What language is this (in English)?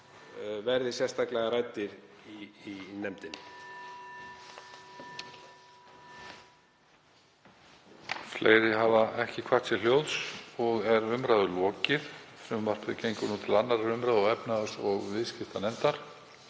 Icelandic